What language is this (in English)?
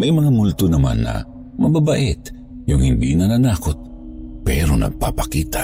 Filipino